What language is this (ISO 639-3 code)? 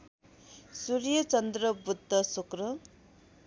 nep